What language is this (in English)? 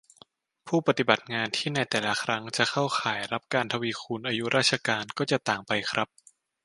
Thai